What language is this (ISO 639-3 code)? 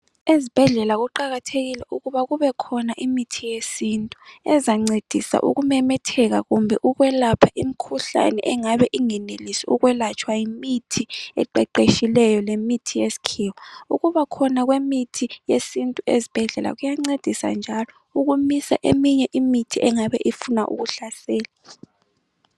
nde